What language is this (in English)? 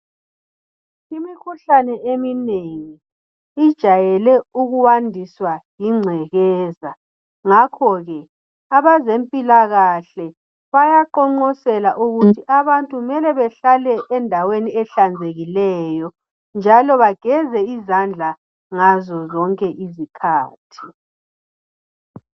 North Ndebele